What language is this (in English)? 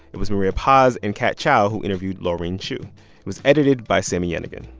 English